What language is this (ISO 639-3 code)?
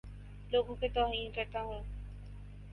urd